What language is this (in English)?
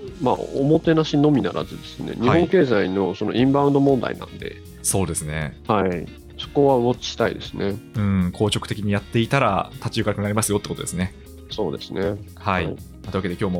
Japanese